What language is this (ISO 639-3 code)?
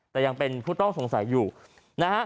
tha